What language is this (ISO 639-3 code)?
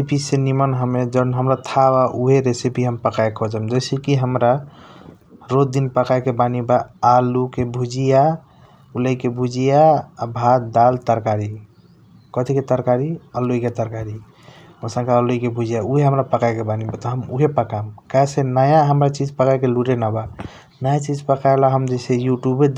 thq